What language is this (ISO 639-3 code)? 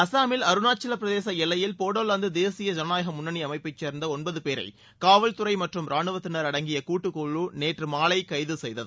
tam